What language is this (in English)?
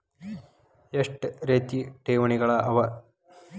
Kannada